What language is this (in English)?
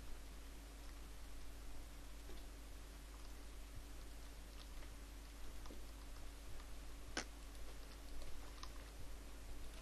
German